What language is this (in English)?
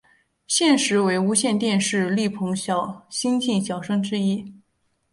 Chinese